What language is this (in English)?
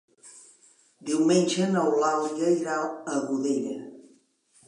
Catalan